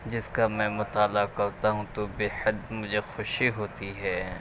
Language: Urdu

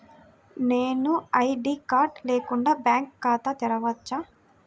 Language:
Telugu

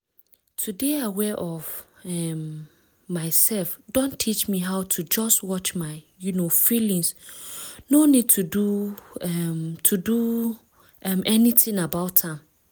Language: Nigerian Pidgin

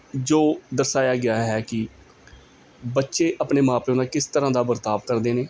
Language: Punjabi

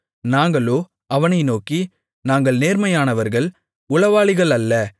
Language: Tamil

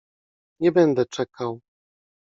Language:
Polish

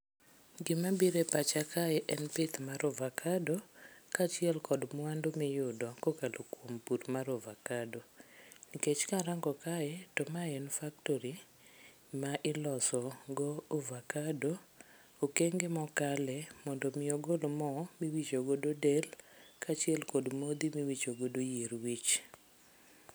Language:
Luo (Kenya and Tanzania)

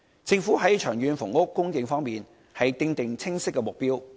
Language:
Cantonese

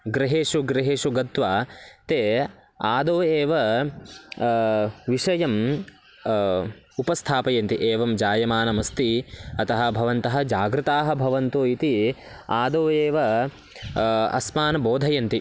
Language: Sanskrit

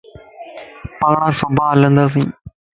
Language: Lasi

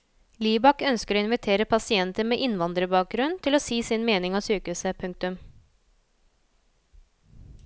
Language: Norwegian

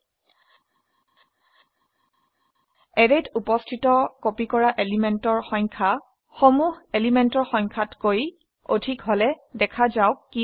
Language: Assamese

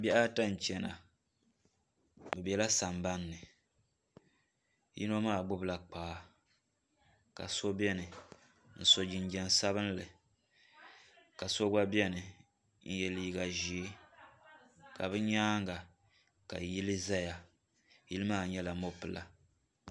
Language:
Dagbani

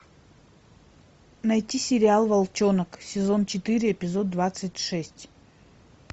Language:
Russian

